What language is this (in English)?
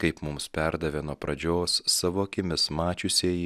Lithuanian